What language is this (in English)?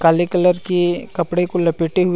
Chhattisgarhi